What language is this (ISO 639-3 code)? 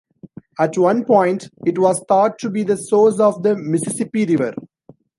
eng